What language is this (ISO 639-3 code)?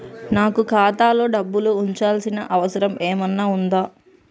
tel